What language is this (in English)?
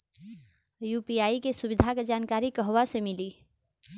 Bhojpuri